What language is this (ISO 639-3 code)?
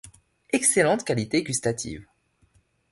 fra